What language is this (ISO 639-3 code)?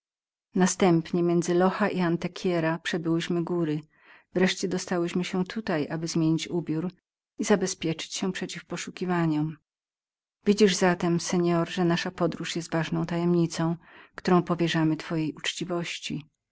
pol